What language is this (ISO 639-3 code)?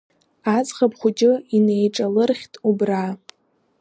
abk